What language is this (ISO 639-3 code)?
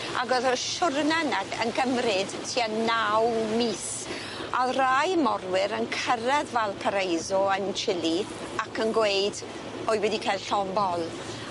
cym